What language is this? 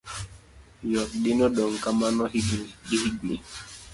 Luo (Kenya and Tanzania)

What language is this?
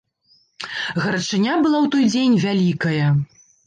Belarusian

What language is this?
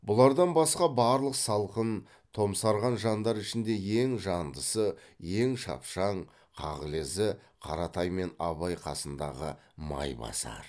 Kazakh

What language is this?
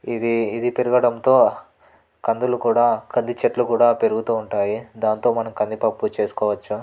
Telugu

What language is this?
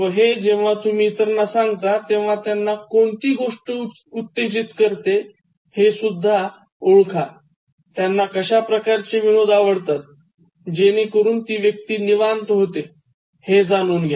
Marathi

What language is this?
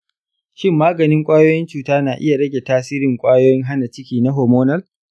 Hausa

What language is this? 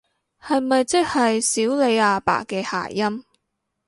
Cantonese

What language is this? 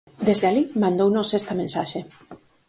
Galician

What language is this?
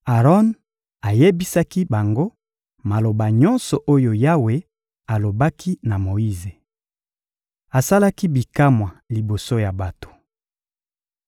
Lingala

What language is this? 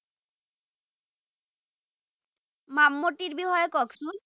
Assamese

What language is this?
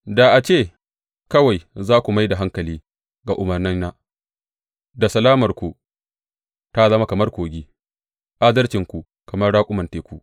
Hausa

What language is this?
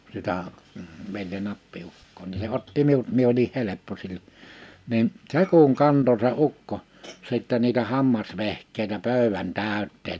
Finnish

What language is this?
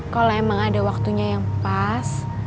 Indonesian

